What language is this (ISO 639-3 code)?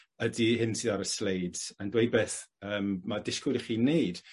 cym